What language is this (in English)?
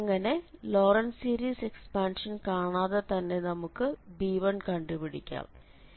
Malayalam